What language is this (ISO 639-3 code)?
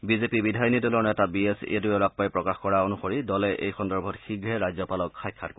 asm